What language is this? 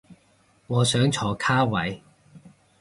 Cantonese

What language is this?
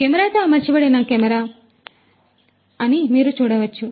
Telugu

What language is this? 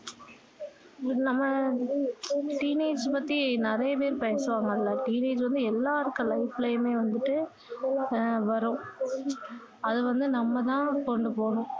Tamil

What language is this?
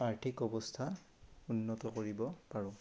Assamese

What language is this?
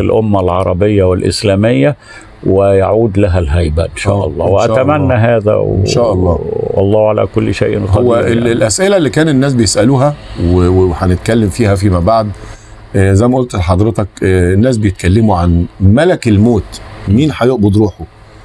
Arabic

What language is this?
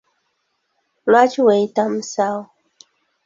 Ganda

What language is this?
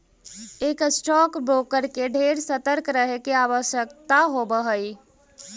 Magahi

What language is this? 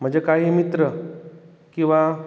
Konkani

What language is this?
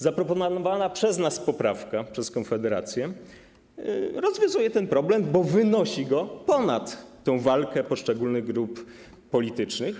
Polish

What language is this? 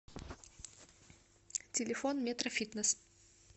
Russian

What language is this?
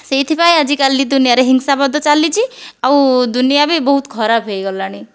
Odia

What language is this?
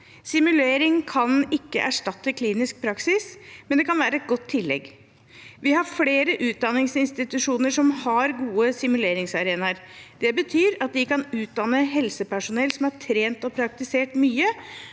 Norwegian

